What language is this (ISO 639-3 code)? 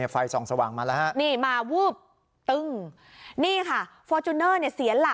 tha